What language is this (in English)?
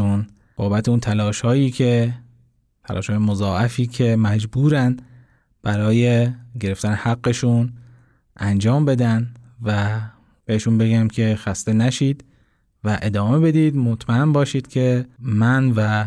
Persian